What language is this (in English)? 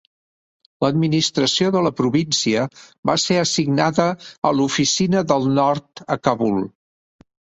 Catalan